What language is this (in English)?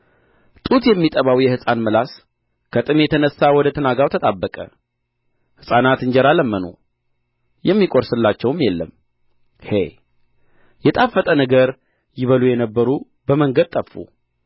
Amharic